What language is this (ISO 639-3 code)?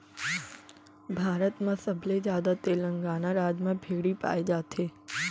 hne